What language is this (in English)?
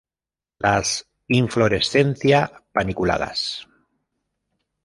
Spanish